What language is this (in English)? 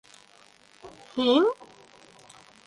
Bashkir